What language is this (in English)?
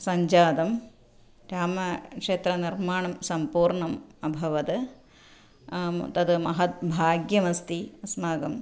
Sanskrit